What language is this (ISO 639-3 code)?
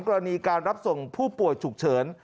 tha